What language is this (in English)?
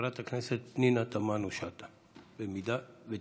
Hebrew